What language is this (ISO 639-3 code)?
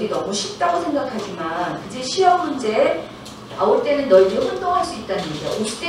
kor